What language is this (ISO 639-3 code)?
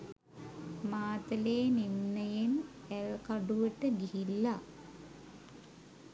sin